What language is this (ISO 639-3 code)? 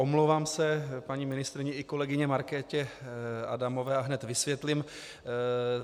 ces